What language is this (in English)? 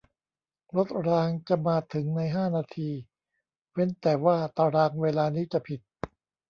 Thai